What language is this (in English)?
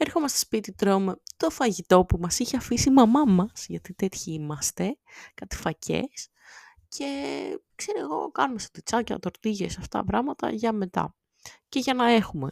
Greek